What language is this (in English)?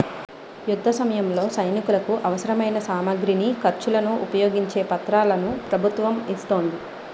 Telugu